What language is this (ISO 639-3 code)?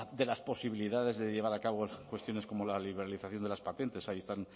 spa